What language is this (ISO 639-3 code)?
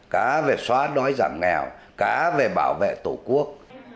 vie